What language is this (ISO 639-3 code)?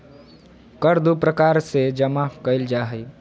mag